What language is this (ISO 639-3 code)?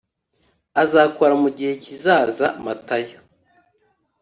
kin